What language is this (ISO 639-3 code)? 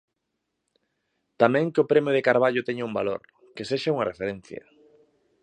glg